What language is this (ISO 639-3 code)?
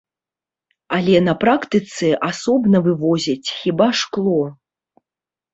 bel